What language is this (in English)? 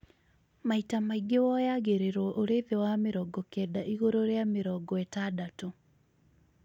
Kikuyu